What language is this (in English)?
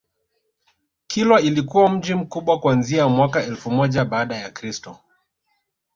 Swahili